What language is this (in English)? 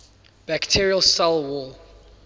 English